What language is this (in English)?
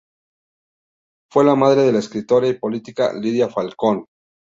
Spanish